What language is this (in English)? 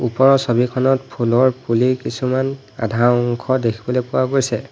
Assamese